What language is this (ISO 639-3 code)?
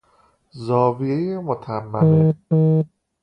fas